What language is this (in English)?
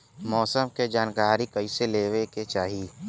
Bhojpuri